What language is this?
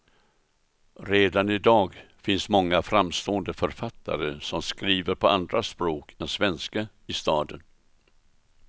Swedish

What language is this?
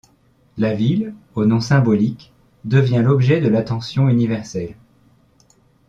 French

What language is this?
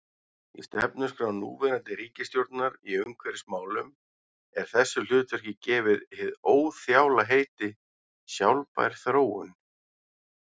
Icelandic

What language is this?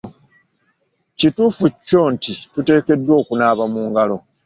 Ganda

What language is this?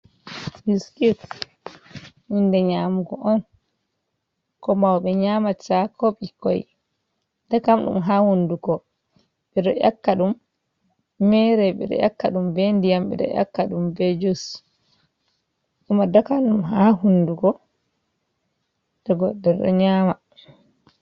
Fula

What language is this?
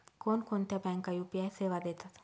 Marathi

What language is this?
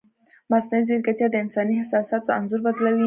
Pashto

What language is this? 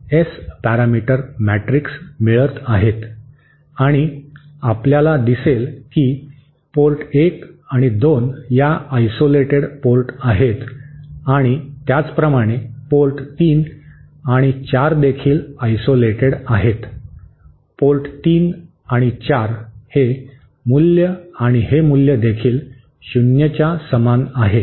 Marathi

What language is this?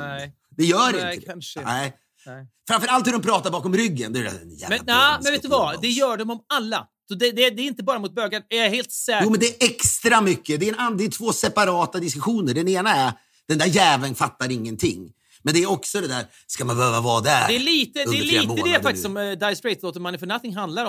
Swedish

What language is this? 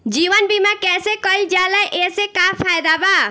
Bhojpuri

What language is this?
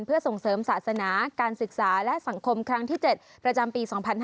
Thai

